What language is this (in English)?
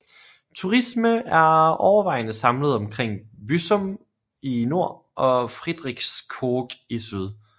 Danish